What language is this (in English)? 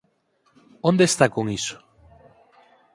Galician